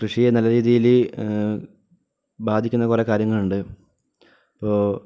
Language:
Malayalam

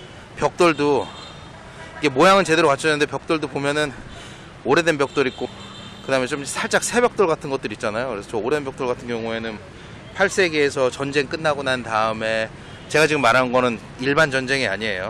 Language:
Korean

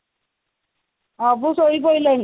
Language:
Odia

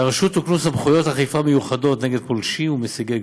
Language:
Hebrew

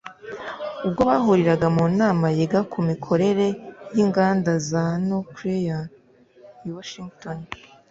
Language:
Kinyarwanda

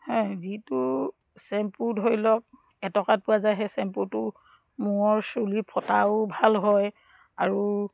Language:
Assamese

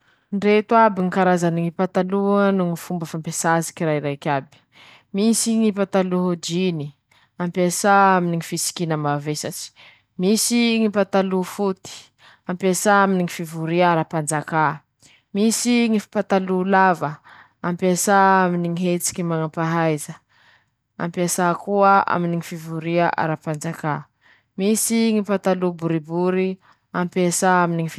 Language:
Masikoro Malagasy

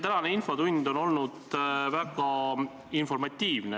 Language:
Estonian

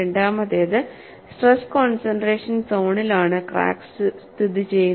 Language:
Malayalam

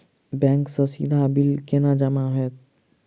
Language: Maithili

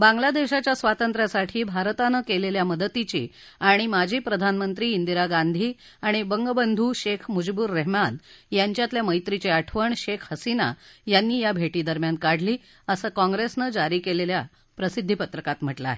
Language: Marathi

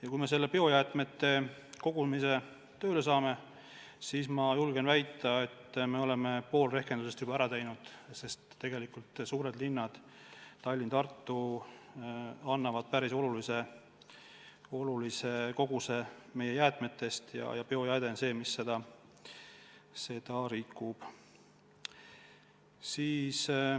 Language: Estonian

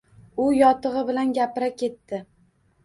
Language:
Uzbek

